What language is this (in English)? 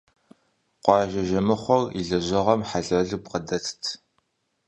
Kabardian